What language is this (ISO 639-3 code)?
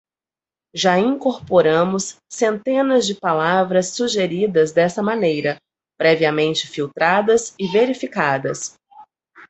por